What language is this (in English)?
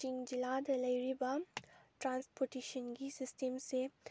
Manipuri